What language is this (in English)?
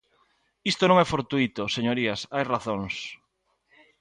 Galician